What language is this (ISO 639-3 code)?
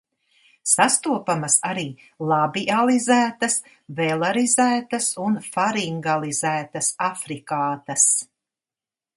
lav